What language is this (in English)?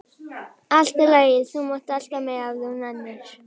Icelandic